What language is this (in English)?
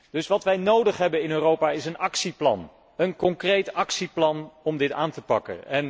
Dutch